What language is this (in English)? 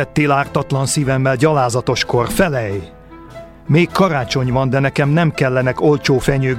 Hungarian